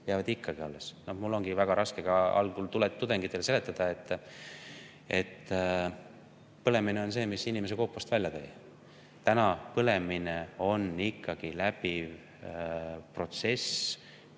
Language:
Estonian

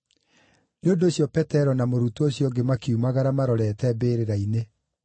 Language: Kikuyu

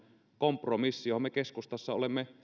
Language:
Finnish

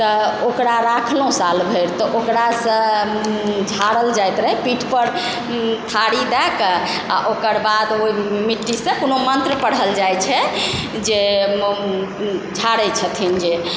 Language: Maithili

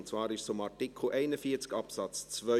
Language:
Swiss German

